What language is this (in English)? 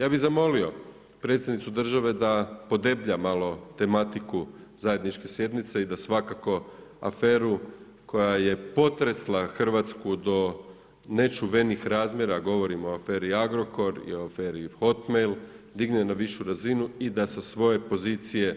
Croatian